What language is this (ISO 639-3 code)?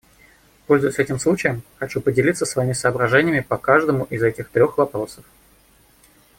rus